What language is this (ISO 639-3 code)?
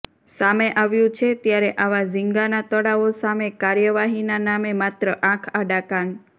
guj